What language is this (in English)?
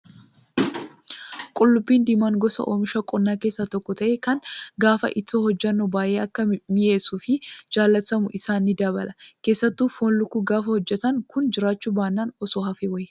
Oromo